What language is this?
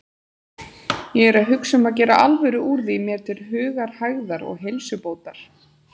Icelandic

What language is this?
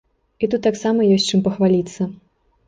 Belarusian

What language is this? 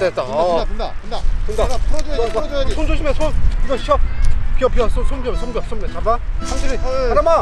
Korean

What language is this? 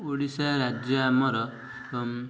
Odia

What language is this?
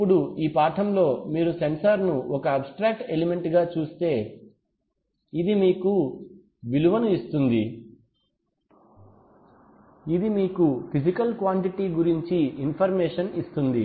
Telugu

